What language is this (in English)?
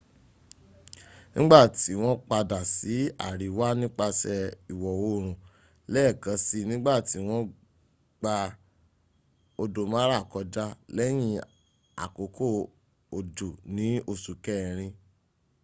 Yoruba